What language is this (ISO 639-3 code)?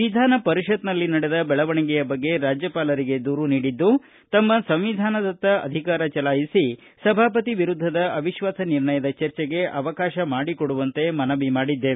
kan